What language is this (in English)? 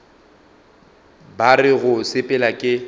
Northern Sotho